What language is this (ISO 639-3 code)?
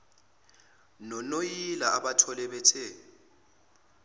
zul